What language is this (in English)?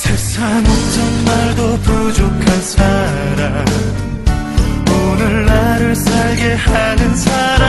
Korean